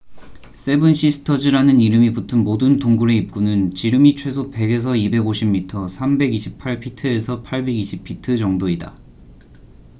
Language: Korean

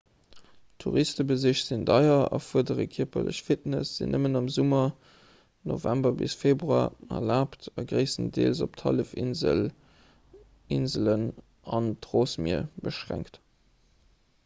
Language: Luxembourgish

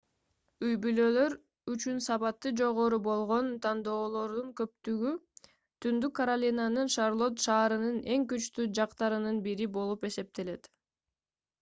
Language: Kyrgyz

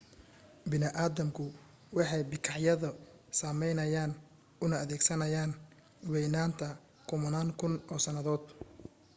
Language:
Somali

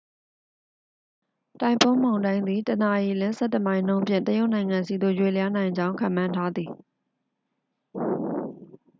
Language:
Burmese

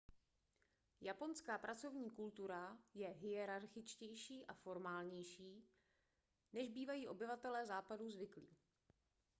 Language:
Czech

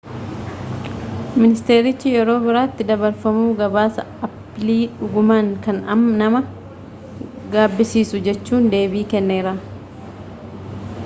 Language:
Oromo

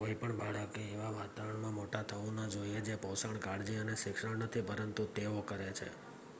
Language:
Gujarati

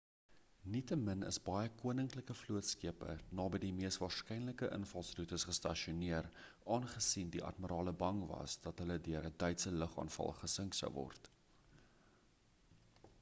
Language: Afrikaans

